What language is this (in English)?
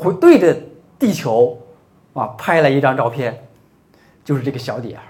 Chinese